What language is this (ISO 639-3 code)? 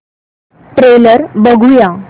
mar